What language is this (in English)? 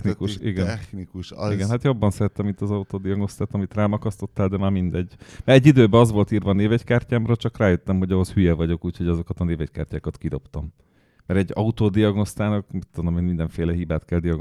Hungarian